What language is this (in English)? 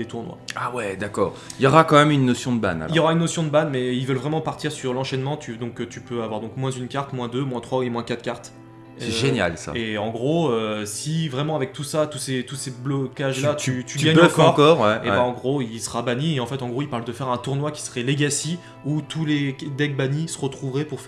French